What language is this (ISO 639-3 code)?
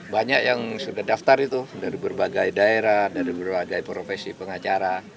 ind